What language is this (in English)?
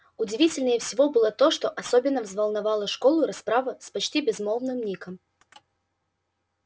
Russian